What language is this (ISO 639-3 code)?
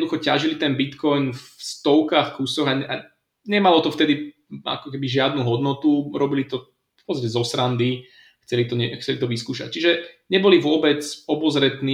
slk